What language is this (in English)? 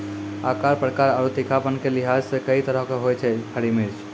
Maithili